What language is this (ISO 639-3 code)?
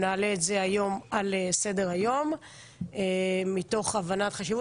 heb